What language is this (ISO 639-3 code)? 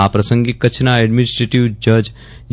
guj